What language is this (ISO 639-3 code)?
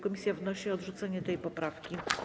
pol